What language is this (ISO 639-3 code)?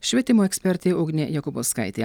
lit